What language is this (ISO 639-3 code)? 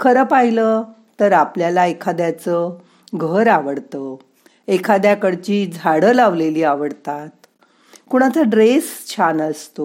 mar